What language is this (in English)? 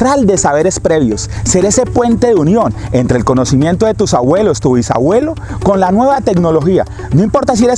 Spanish